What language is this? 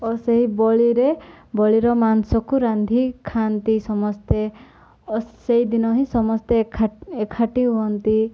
Odia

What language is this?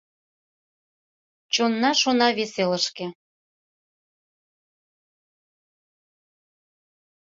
Mari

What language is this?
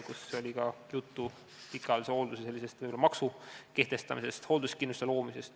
Estonian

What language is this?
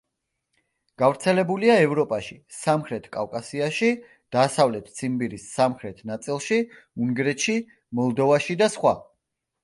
Georgian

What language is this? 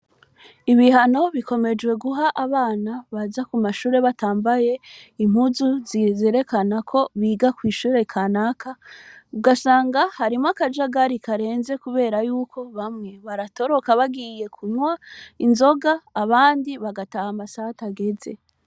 Rundi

